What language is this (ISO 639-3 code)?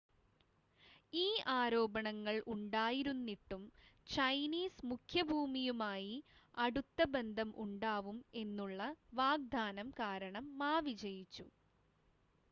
mal